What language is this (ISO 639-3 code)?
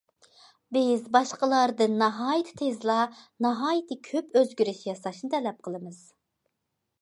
uig